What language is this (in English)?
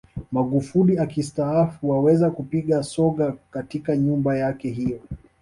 Swahili